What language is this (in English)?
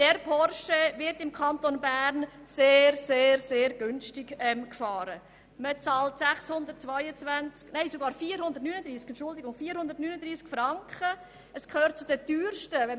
Swiss German